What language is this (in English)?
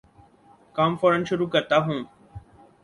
Urdu